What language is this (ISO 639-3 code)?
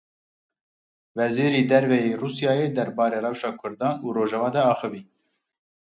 kur